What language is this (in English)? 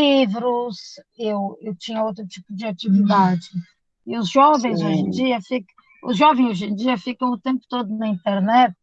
Portuguese